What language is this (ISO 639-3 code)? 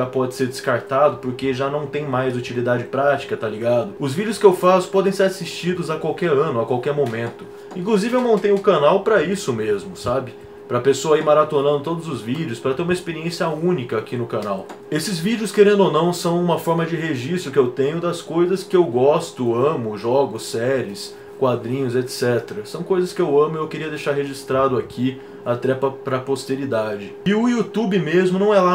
por